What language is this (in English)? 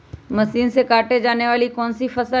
Magahi